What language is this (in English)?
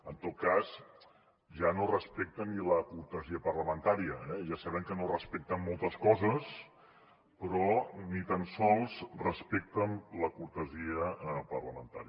Catalan